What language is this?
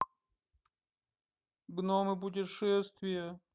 Russian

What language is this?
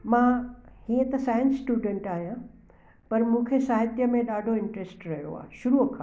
Sindhi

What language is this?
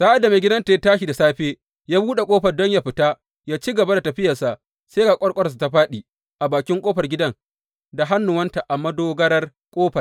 Hausa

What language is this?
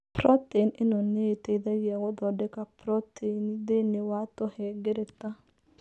Kikuyu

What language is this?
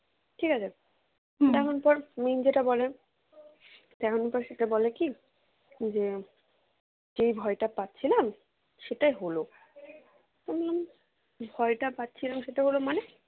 Bangla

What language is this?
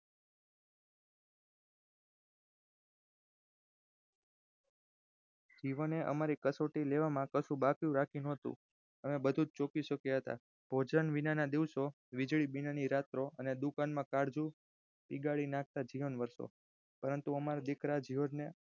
Gujarati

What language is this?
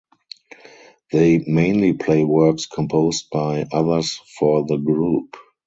English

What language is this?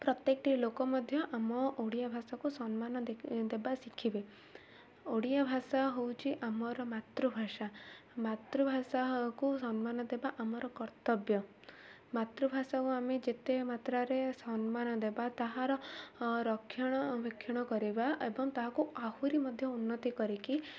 Odia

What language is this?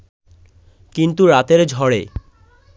Bangla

